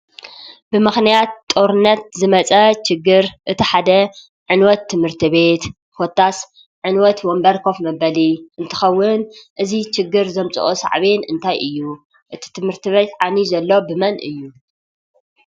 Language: Tigrinya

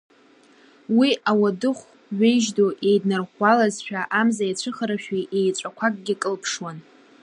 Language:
Abkhazian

